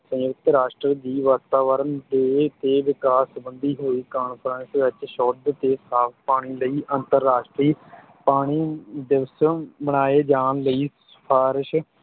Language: Punjabi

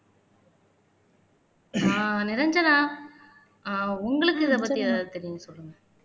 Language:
Tamil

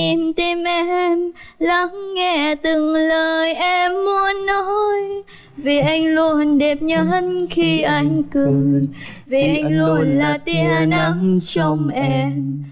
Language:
Vietnamese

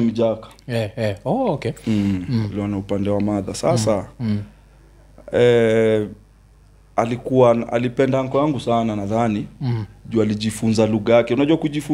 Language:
Swahili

